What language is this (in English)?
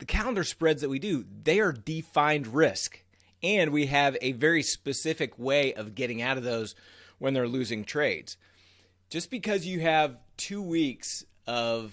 English